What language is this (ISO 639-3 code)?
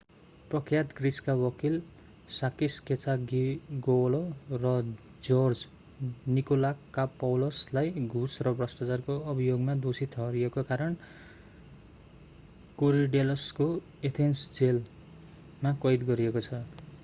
nep